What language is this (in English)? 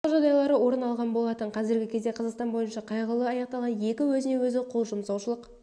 Kazakh